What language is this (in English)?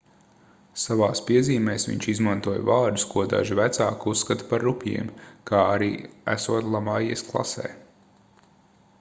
Latvian